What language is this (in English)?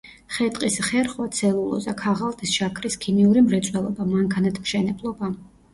Georgian